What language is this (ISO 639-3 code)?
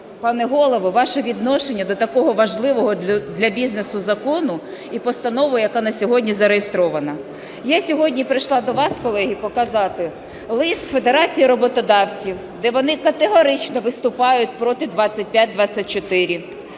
ukr